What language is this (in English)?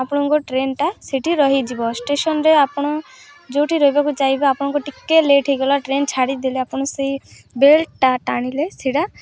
Odia